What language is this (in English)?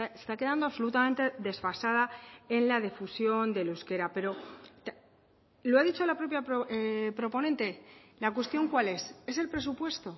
Spanish